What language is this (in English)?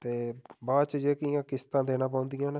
Dogri